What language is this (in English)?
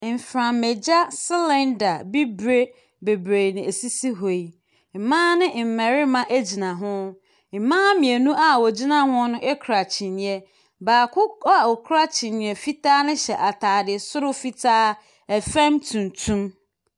Akan